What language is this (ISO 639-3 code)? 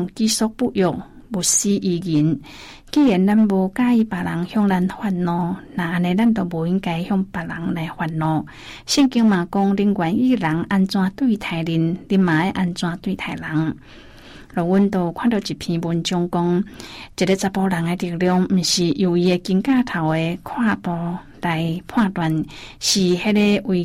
zho